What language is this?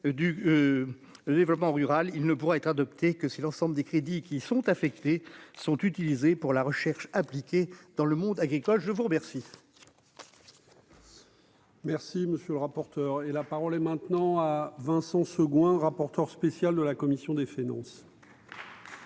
French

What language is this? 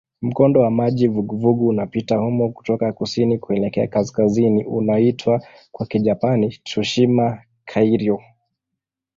Swahili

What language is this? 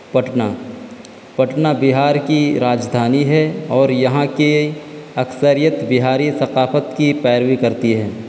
Urdu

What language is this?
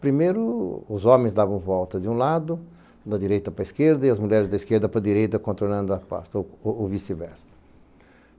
Portuguese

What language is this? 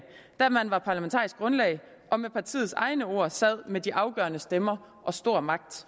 Danish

